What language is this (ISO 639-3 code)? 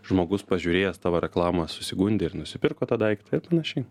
lit